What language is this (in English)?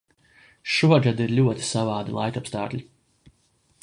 Latvian